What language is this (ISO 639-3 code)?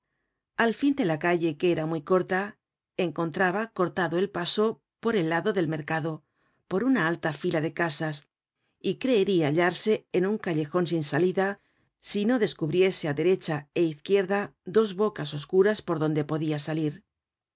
spa